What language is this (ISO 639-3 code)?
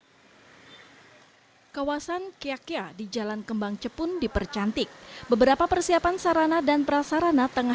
ind